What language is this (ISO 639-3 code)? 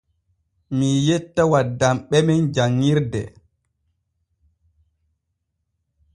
fue